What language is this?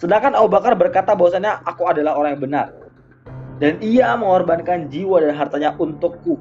Indonesian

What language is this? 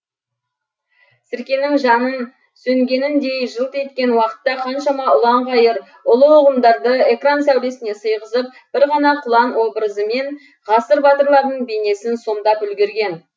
Kazakh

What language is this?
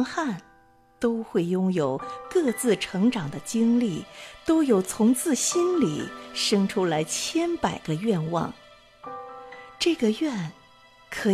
Chinese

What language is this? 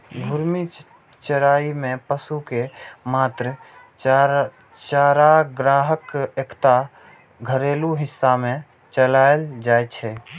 Maithili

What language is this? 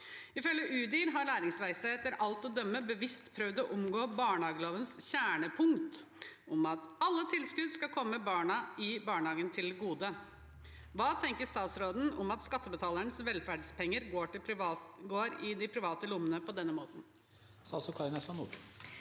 Norwegian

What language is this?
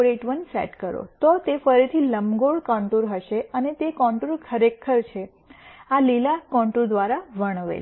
Gujarati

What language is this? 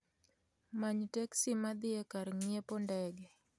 Luo (Kenya and Tanzania)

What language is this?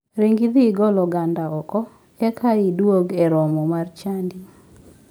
Luo (Kenya and Tanzania)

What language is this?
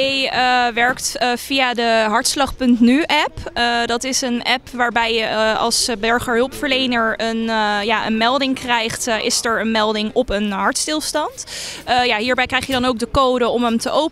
Dutch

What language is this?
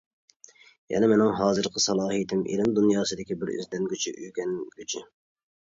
Uyghur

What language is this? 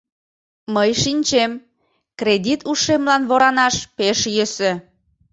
Mari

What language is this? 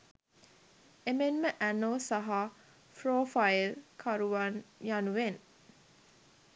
Sinhala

